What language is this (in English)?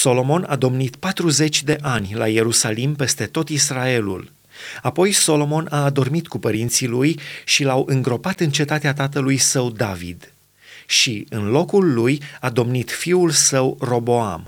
Romanian